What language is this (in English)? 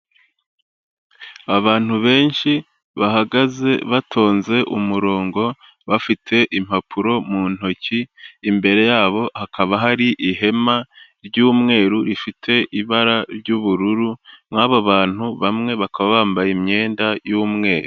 Kinyarwanda